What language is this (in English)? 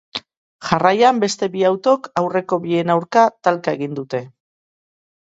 Basque